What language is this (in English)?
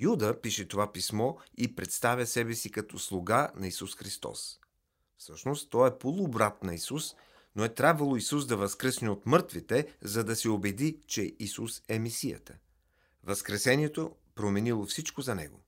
Bulgarian